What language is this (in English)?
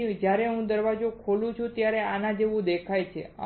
Gujarati